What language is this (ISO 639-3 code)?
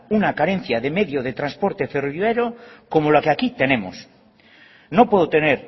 spa